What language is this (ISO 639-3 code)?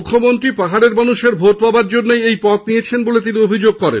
ben